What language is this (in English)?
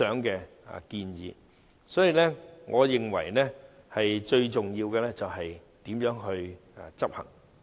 Cantonese